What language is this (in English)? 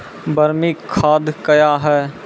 Maithili